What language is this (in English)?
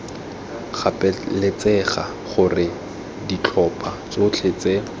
Tswana